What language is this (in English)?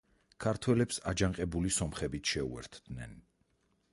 Georgian